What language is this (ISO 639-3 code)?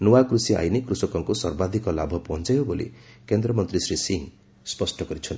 ori